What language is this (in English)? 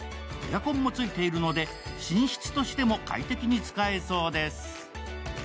Japanese